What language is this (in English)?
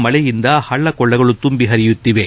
Kannada